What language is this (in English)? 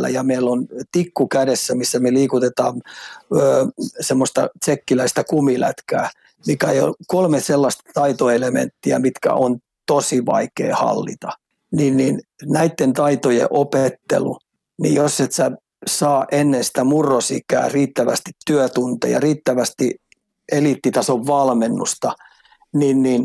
Finnish